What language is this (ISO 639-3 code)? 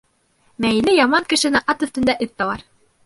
bak